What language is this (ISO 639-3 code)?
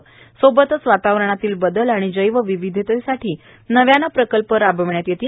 mar